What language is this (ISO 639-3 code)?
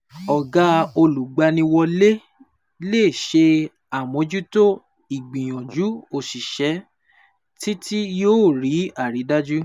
yor